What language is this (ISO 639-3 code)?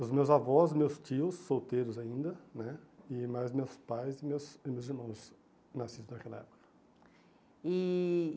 por